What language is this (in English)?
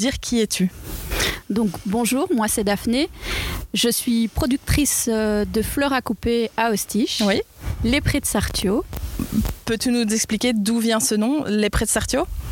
French